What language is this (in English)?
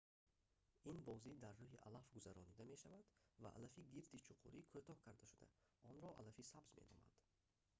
Tajik